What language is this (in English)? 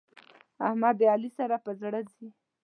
Pashto